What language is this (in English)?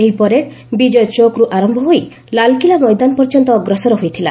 Odia